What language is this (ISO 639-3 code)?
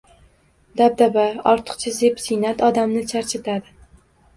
uzb